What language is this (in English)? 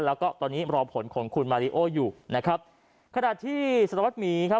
Thai